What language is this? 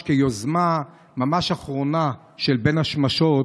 Hebrew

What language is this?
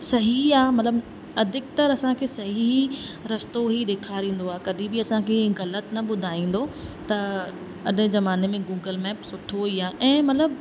Sindhi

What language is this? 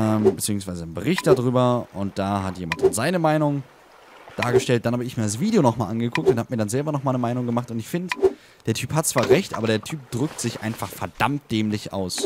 German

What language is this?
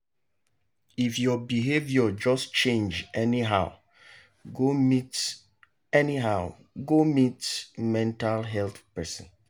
Nigerian Pidgin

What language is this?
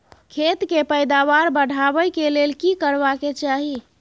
Maithili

